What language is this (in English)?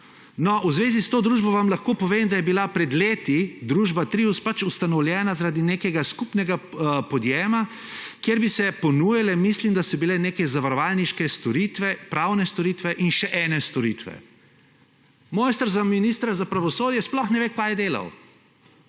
Slovenian